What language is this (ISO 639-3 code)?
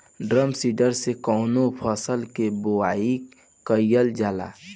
bho